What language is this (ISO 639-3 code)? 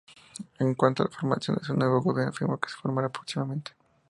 spa